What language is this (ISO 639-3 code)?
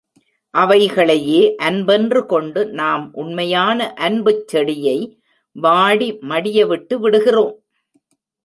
tam